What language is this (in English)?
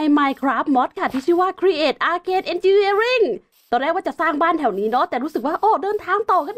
Thai